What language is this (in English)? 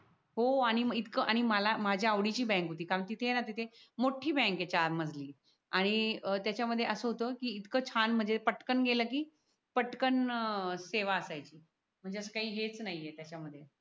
Marathi